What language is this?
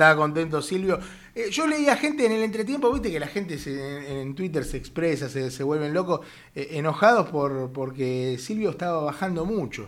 Spanish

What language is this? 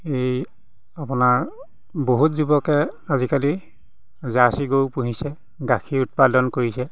Assamese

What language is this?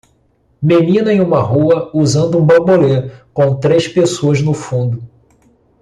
Portuguese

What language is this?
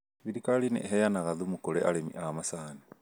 Kikuyu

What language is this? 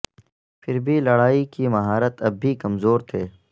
Urdu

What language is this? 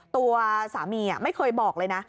Thai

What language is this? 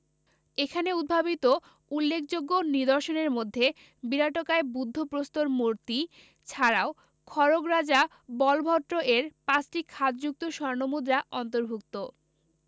Bangla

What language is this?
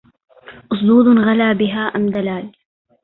Arabic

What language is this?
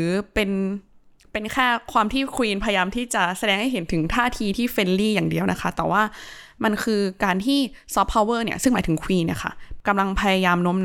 Thai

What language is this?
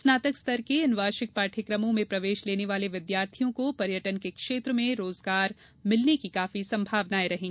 Hindi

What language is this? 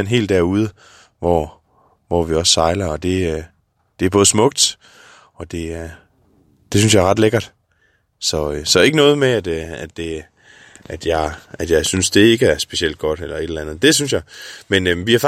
Danish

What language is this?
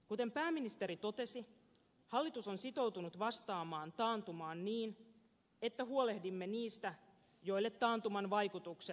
Finnish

